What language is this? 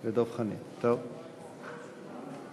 Hebrew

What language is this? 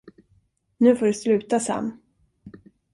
Swedish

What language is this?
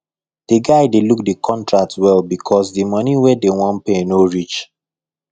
Nigerian Pidgin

